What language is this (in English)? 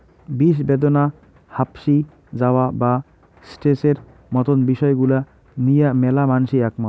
Bangla